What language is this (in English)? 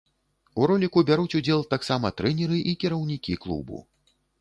Belarusian